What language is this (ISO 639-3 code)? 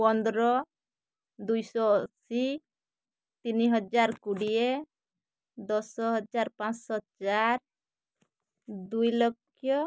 ori